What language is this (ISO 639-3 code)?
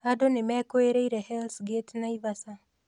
kik